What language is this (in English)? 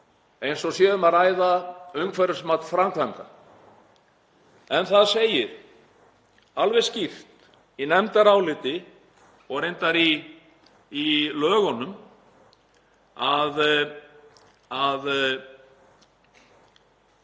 Icelandic